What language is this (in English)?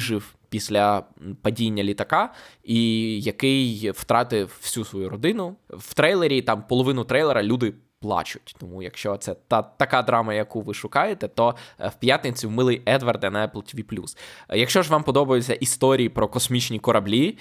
Ukrainian